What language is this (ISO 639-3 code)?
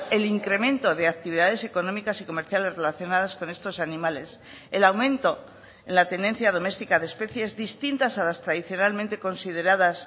spa